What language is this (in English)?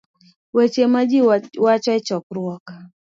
Luo (Kenya and Tanzania)